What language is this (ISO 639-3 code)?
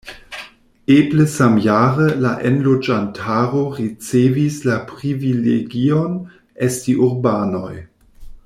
epo